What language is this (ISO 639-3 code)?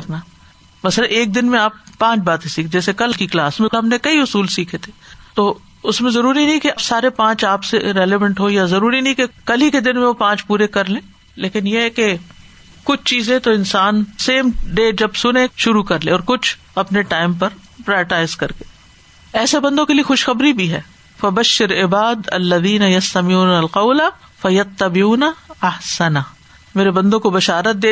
urd